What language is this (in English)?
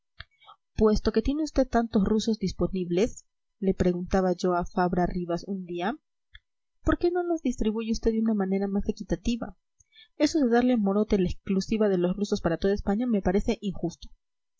Spanish